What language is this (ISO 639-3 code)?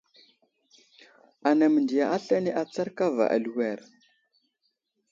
udl